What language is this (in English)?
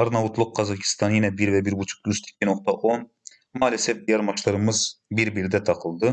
Turkish